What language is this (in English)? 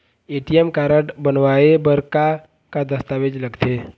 Chhattisgarhi